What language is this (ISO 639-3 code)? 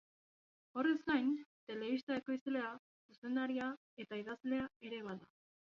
eus